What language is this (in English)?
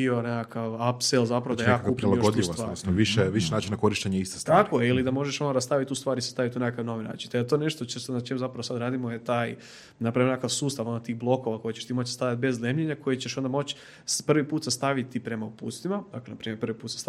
Croatian